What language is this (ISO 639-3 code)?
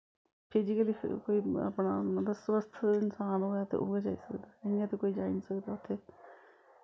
doi